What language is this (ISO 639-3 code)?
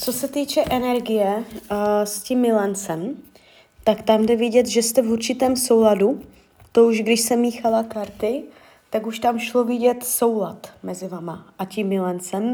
ces